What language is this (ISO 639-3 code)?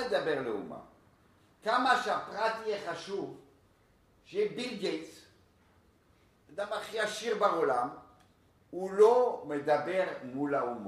heb